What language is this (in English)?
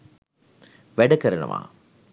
Sinhala